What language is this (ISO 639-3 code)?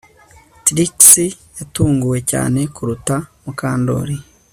kin